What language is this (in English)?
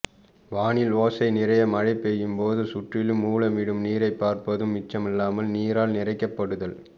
Tamil